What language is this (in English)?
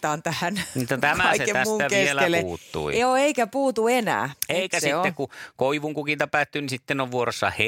Finnish